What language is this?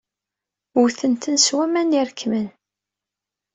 Kabyle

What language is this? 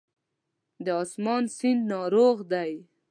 Pashto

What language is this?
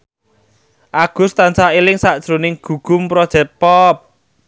Javanese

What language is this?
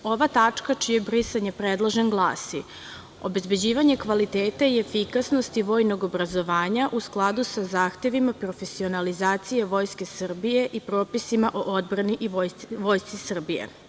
Serbian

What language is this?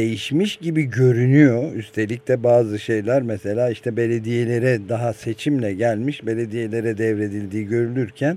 Turkish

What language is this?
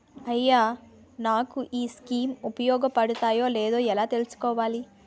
Telugu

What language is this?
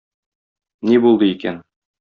Tatar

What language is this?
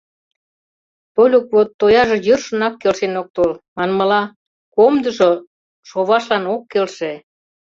Mari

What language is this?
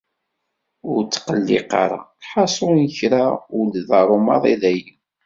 Kabyle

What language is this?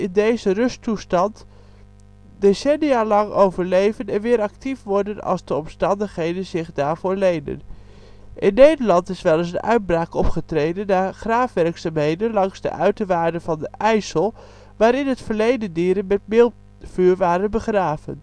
Dutch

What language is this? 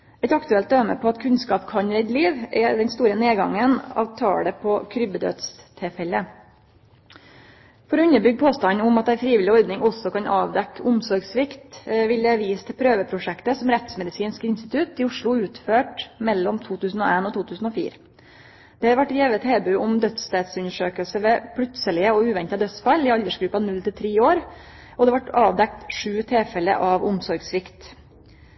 Norwegian Nynorsk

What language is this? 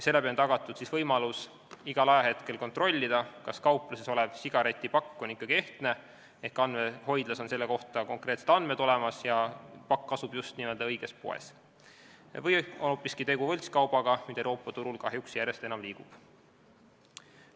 Estonian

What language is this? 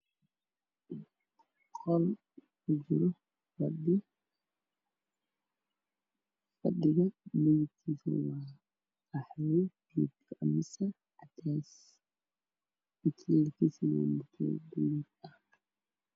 Somali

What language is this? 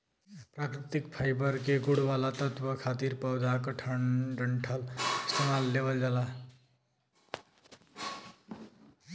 Bhojpuri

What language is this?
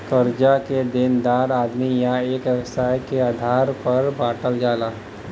Bhojpuri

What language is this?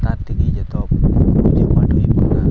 Santali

